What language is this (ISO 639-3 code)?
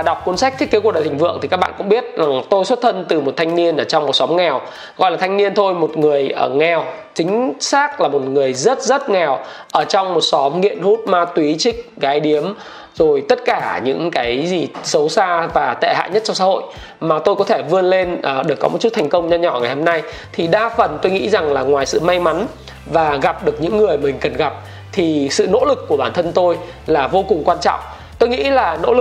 vie